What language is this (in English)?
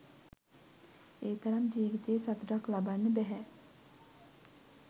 Sinhala